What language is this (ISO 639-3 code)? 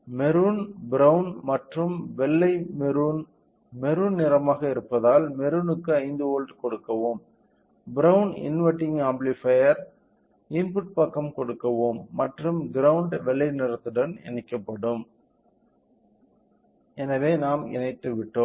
tam